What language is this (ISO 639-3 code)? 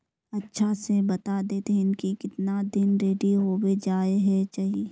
mag